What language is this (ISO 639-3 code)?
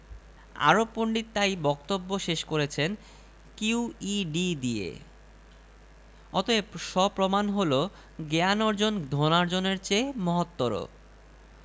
ben